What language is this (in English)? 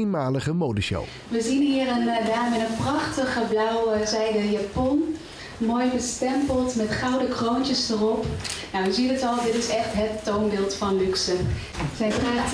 Dutch